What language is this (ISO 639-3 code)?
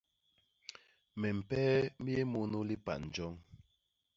bas